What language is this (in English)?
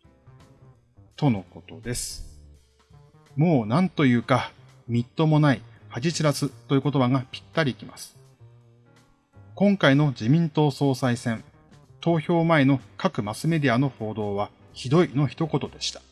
Japanese